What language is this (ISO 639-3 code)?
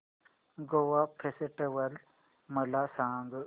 mar